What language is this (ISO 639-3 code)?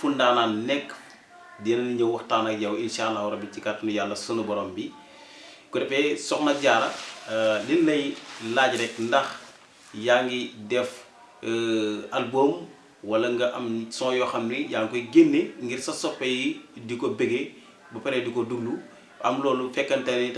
ind